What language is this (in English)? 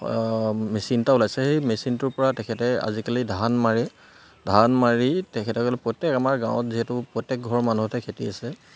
Assamese